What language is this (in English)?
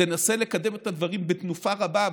Hebrew